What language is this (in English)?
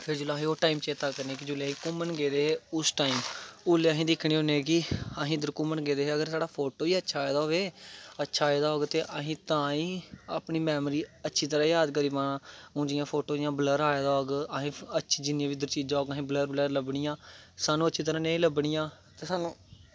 Dogri